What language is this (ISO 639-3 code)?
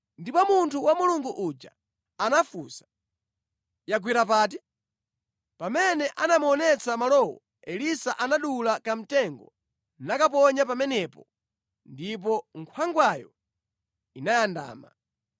nya